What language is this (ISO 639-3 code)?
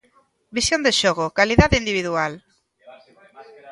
glg